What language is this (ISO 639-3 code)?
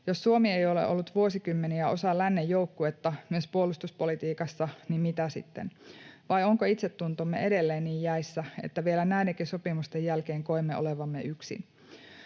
fin